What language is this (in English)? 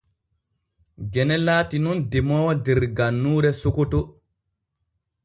Borgu Fulfulde